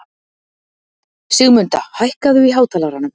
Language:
Icelandic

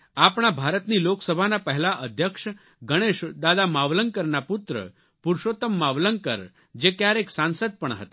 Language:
Gujarati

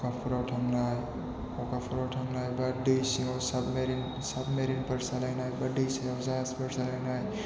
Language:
Bodo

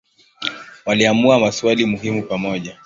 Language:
Swahili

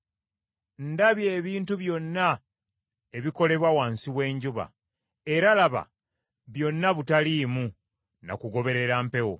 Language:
Ganda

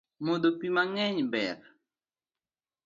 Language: Luo (Kenya and Tanzania)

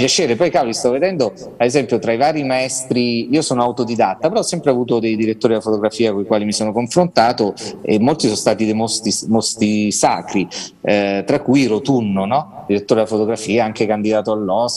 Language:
Italian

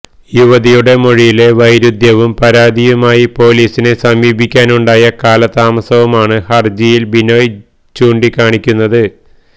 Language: Malayalam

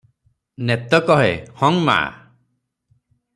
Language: Odia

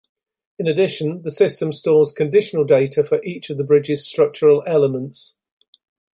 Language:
English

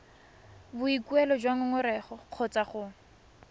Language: Tswana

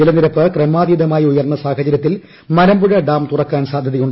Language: Malayalam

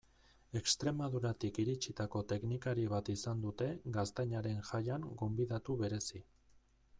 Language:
Basque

